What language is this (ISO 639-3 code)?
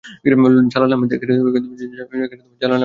ben